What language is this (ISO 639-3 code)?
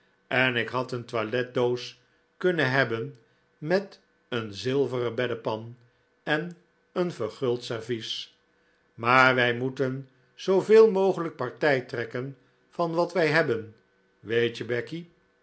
nld